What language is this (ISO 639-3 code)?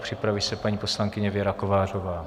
ces